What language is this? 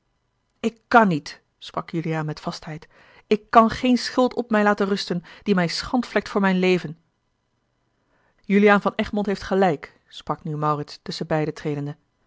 Dutch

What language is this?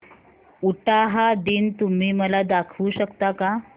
Marathi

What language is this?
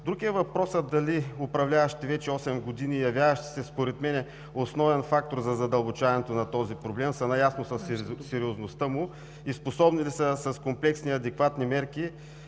Bulgarian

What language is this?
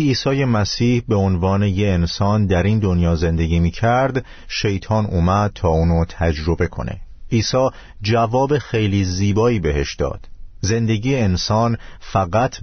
Persian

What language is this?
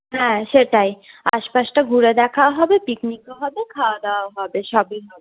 Bangla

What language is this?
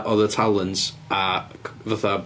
Welsh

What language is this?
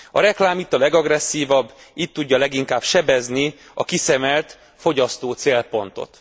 Hungarian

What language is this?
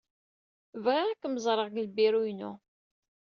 Kabyle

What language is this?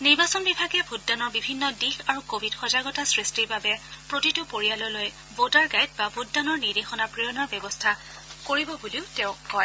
Assamese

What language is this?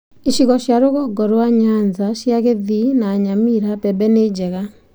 Kikuyu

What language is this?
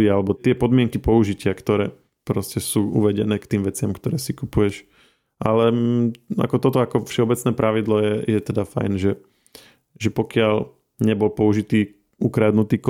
Slovak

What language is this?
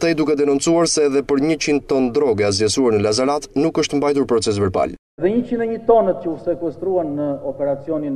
Romanian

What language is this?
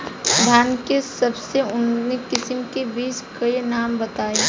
Bhojpuri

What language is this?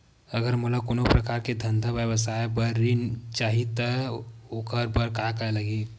Chhattisgarhi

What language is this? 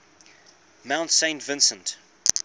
English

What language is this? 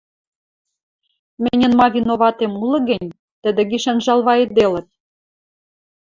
Western Mari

